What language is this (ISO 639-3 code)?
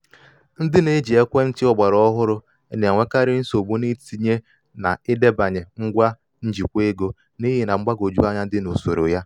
ibo